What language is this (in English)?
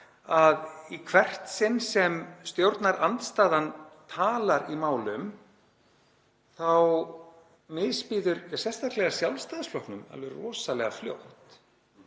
Icelandic